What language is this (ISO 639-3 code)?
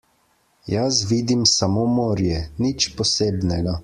slv